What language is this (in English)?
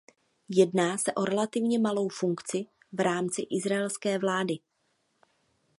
Czech